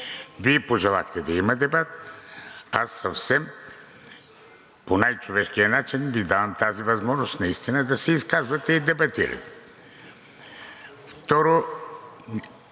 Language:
Bulgarian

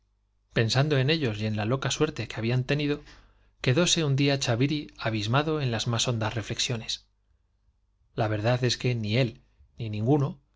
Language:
Spanish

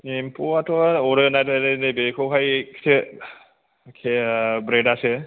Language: Bodo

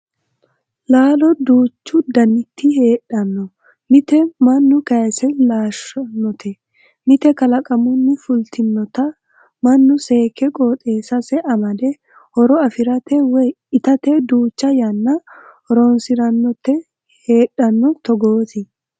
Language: Sidamo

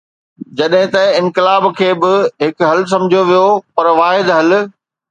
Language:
Sindhi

